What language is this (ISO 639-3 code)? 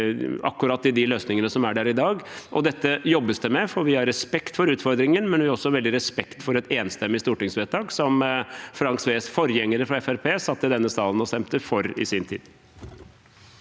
nor